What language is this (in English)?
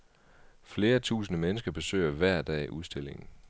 Danish